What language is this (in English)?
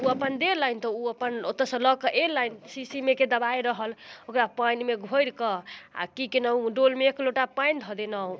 Maithili